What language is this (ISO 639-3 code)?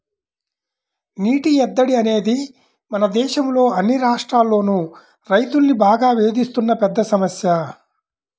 tel